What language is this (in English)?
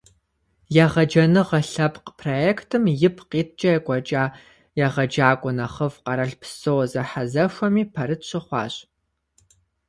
Kabardian